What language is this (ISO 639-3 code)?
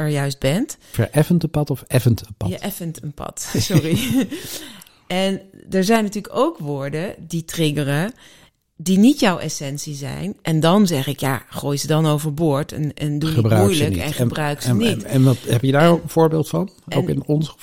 nld